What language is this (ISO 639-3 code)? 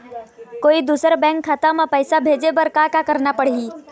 hne